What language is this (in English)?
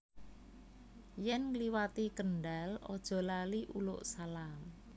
Javanese